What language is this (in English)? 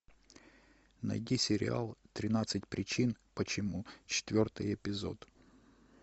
Russian